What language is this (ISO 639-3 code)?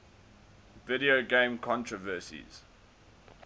eng